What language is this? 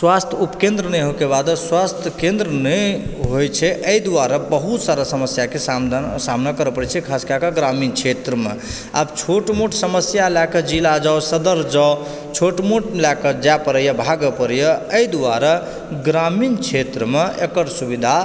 Maithili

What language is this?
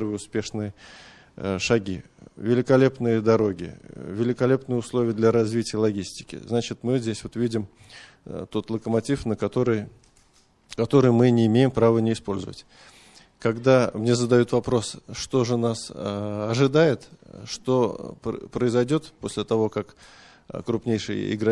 Russian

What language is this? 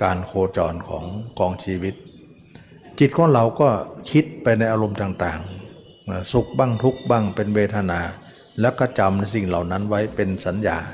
Thai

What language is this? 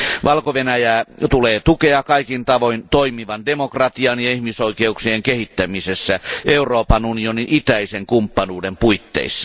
Finnish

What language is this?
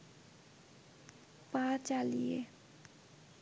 Bangla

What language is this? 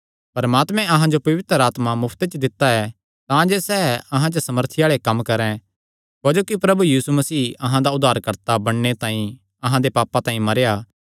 Kangri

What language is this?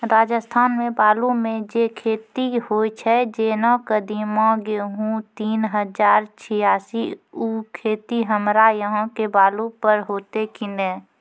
Maithili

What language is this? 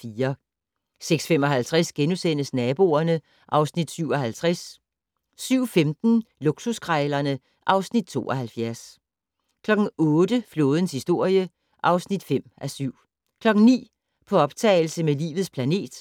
Danish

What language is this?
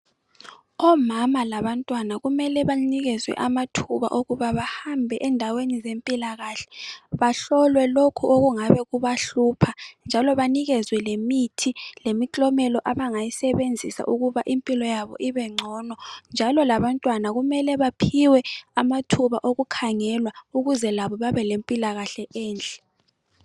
North Ndebele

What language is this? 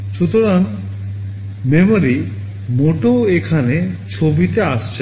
Bangla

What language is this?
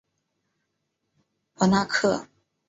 Chinese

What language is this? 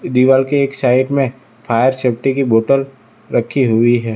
Hindi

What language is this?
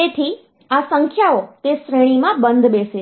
Gujarati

